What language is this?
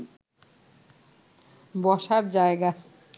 Bangla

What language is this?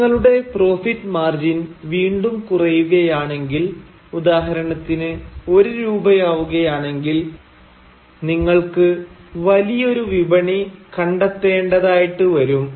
Malayalam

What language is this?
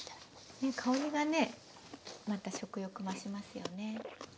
Japanese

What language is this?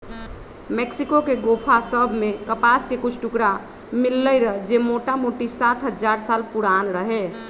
Magahi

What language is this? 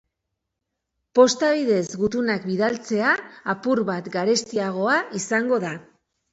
Basque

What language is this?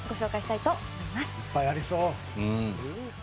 Japanese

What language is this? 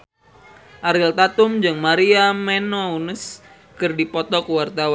Sundanese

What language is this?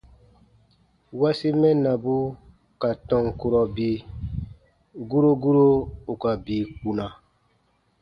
Baatonum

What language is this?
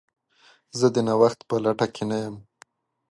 Pashto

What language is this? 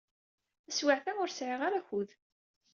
Kabyle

